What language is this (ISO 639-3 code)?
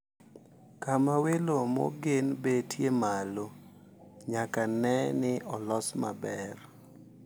luo